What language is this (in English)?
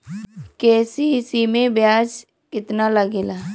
Bhojpuri